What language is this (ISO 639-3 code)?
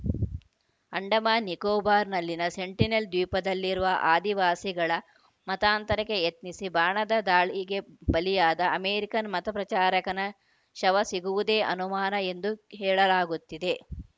kan